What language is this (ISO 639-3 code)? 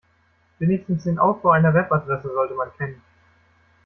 deu